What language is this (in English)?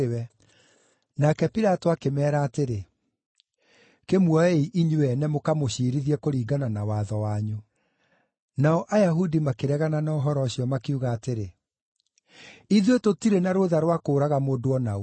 Kikuyu